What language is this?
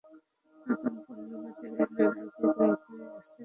Bangla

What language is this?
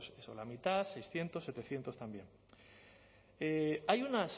Spanish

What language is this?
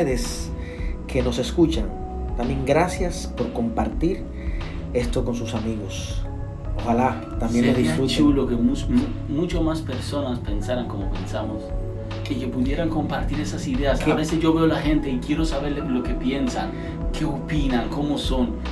Spanish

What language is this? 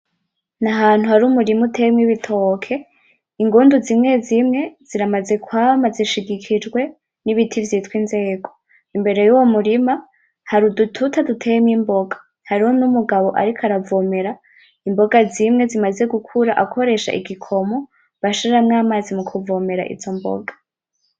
Rundi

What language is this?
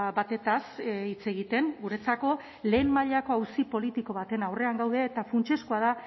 Basque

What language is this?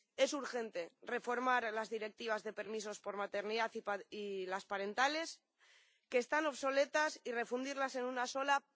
Spanish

